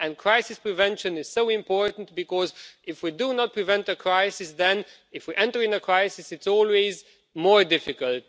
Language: English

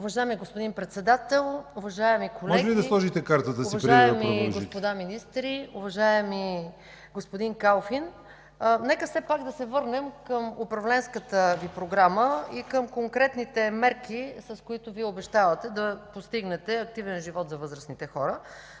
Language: Bulgarian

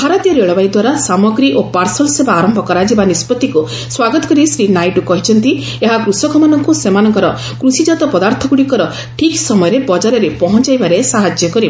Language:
Odia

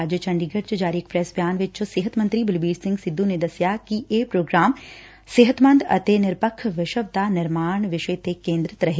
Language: Punjabi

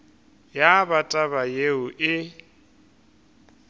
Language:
Northern Sotho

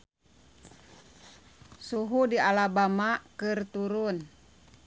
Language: Sundanese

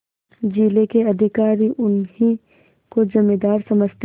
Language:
Hindi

